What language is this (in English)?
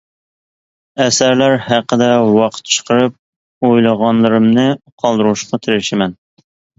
Uyghur